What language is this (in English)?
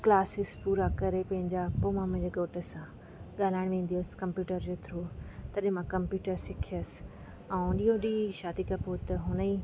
Sindhi